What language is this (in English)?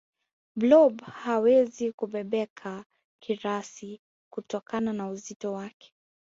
Swahili